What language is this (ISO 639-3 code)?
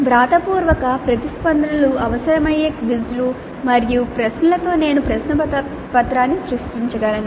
tel